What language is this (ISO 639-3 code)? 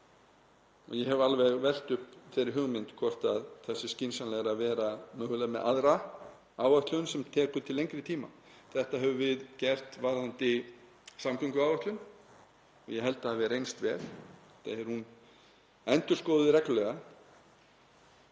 isl